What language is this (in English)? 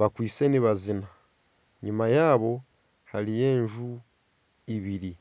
Nyankole